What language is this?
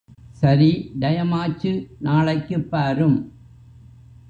Tamil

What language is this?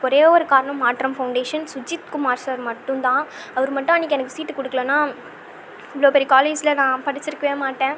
Tamil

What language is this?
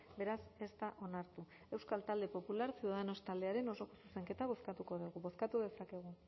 Basque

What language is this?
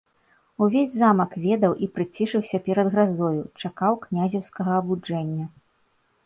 Belarusian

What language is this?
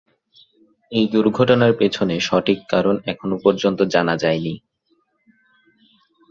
Bangla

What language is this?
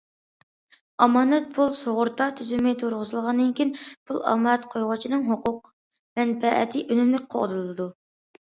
Uyghur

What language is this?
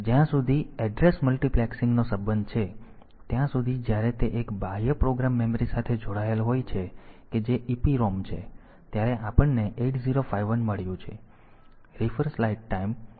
Gujarati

